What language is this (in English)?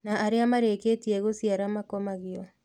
Kikuyu